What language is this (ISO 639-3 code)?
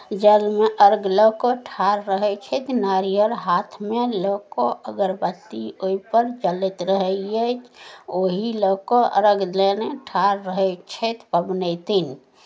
mai